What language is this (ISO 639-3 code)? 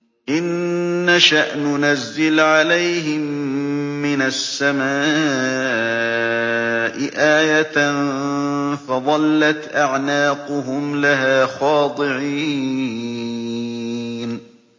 ara